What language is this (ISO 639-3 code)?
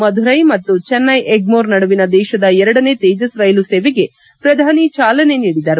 kan